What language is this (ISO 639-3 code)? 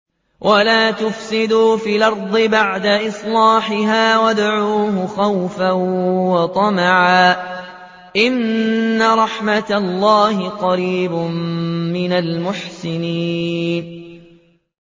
ara